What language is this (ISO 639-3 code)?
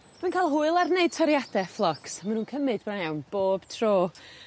cym